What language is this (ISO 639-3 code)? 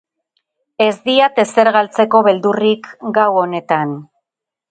eus